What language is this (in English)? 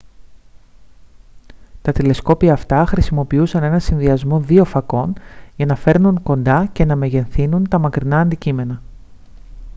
Greek